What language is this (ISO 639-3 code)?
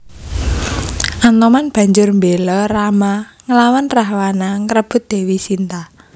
jav